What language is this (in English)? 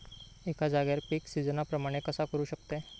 Marathi